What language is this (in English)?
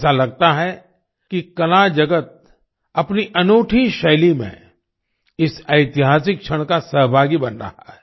Hindi